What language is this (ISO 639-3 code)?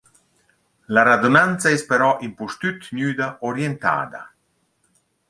roh